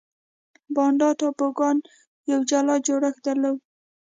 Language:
Pashto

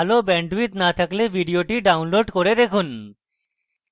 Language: Bangla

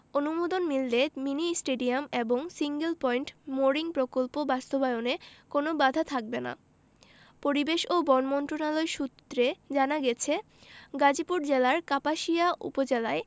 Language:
Bangla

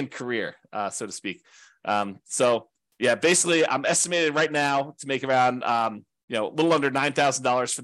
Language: English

